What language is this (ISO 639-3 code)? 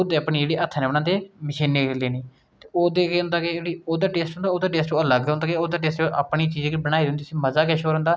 doi